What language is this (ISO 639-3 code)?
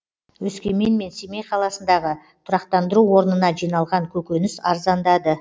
kaz